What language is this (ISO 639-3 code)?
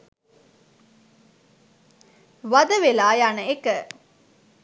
sin